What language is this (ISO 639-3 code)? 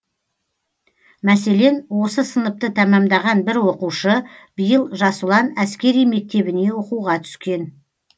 kaz